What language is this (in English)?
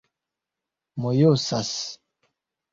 Esperanto